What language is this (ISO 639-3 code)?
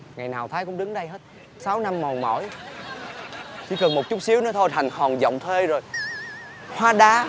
vie